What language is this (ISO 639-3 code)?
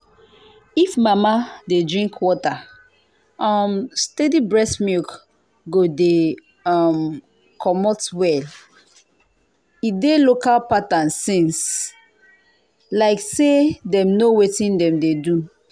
pcm